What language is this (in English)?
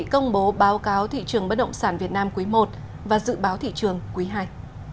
Vietnamese